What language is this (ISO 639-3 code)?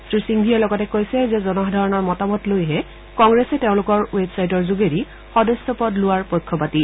asm